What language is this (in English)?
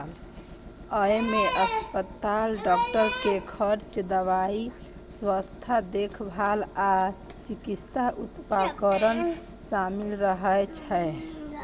Maithili